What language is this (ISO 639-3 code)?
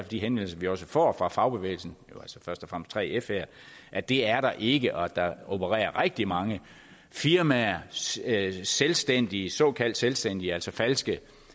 dan